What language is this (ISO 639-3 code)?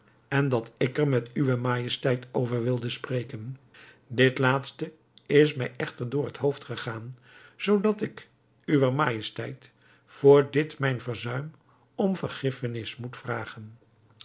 nld